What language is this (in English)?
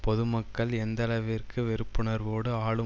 Tamil